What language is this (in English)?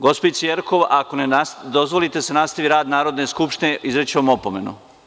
Serbian